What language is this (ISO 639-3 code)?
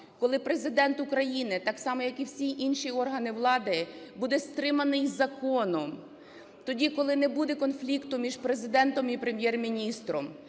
ukr